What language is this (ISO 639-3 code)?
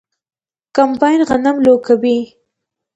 pus